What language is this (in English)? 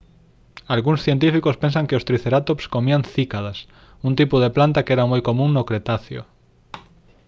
Galician